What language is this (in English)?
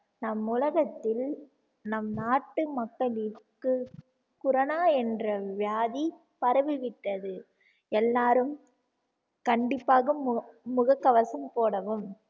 Tamil